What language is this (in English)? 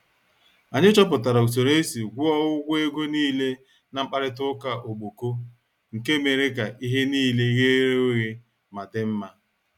Igbo